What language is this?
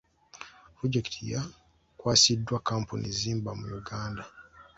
Ganda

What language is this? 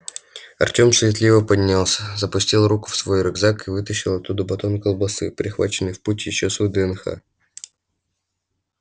Russian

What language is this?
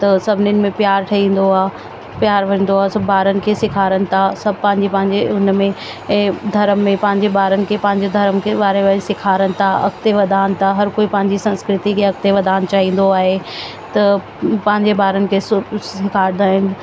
Sindhi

